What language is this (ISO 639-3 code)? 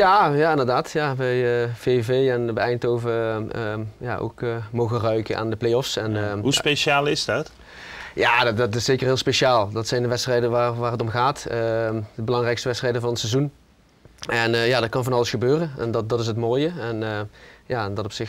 nld